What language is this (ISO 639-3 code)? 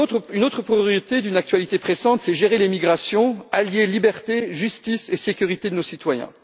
fra